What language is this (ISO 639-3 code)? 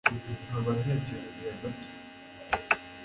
kin